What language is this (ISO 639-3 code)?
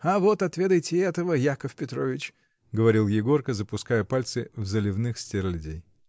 rus